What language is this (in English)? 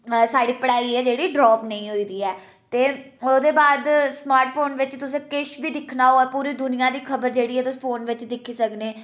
Dogri